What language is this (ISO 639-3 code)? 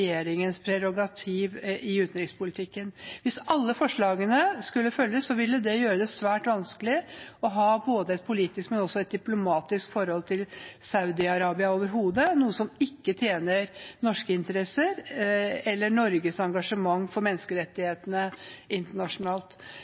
nob